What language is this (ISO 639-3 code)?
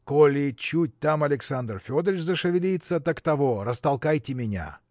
rus